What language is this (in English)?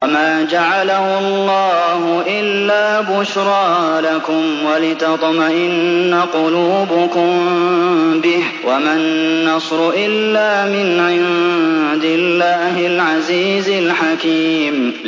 Arabic